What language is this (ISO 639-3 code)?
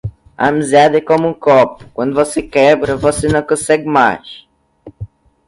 por